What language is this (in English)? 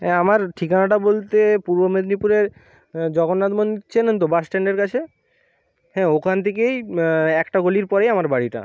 Bangla